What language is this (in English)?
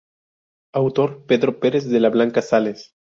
Spanish